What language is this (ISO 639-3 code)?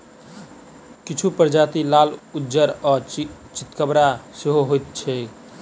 mai